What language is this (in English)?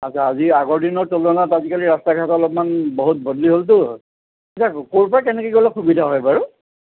Assamese